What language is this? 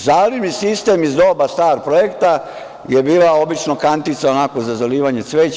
Serbian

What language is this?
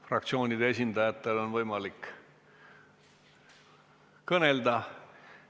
Estonian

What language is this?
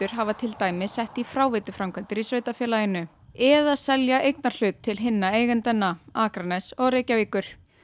Icelandic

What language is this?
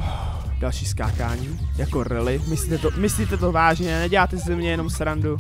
Czech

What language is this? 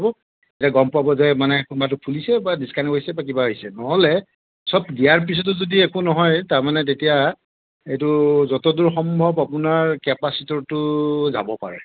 Assamese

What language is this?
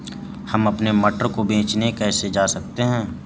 Hindi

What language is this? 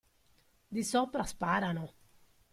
Italian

